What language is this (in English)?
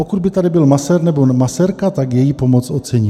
Czech